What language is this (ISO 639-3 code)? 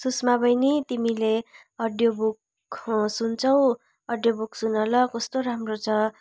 nep